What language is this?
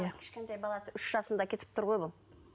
Kazakh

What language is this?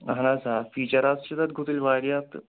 Kashmiri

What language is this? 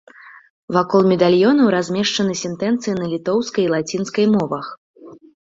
Belarusian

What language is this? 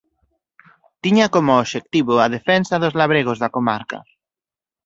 Galician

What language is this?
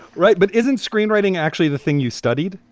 English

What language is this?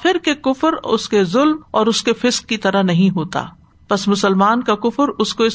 Urdu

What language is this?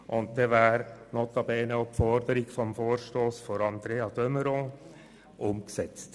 Swiss German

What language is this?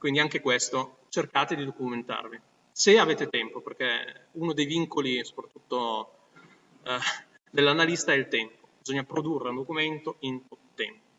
Italian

